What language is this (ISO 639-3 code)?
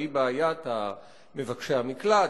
heb